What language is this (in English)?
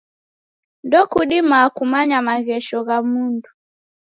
Taita